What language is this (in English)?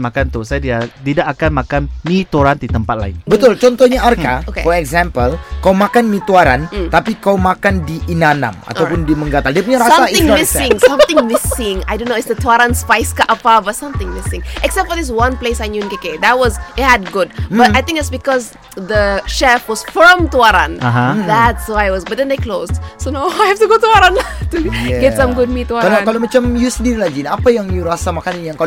Malay